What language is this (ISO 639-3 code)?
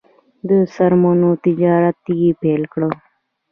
pus